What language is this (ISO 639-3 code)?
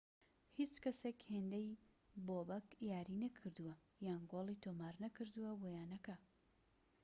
ckb